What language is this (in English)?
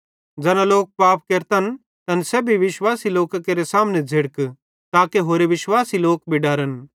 Bhadrawahi